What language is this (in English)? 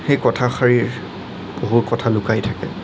Assamese